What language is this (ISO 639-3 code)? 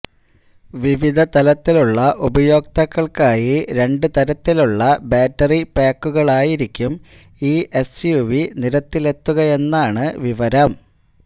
mal